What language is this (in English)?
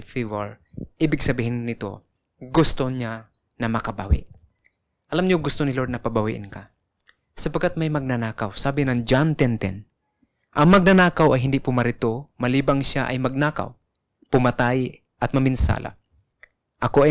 Filipino